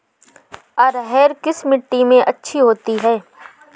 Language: Hindi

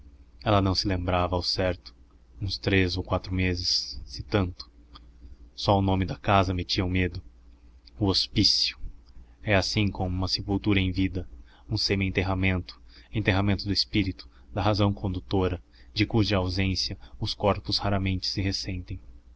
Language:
Portuguese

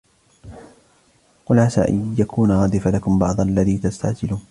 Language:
Arabic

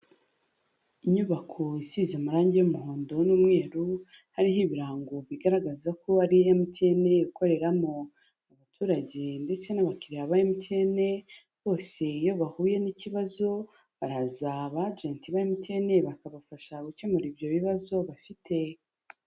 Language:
Kinyarwanda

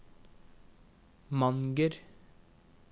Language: Norwegian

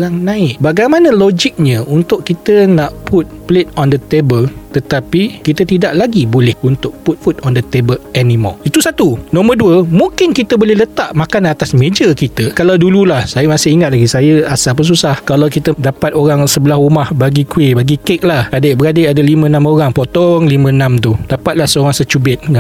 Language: Malay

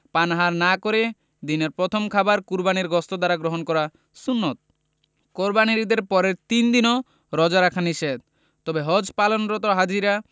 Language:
Bangla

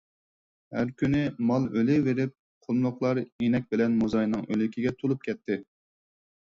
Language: Uyghur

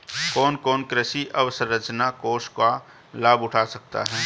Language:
Hindi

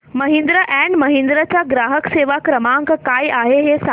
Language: Marathi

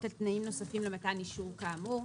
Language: Hebrew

